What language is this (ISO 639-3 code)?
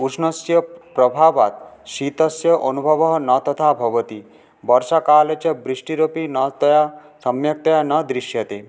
san